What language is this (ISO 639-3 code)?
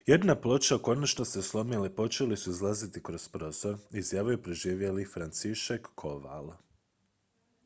hrv